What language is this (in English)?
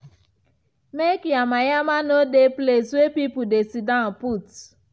Nigerian Pidgin